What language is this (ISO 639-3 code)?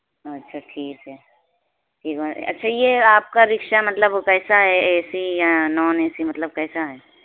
urd